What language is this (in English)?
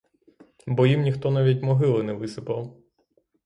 Ukrainian